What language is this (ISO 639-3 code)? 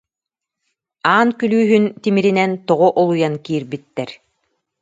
sah